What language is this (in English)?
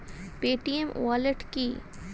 Bangla